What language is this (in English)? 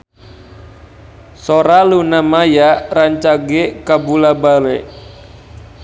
Sundanese